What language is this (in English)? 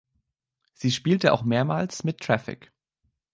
German